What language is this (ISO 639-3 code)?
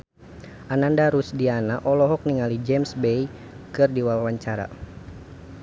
sun